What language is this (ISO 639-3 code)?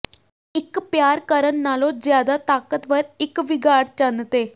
pan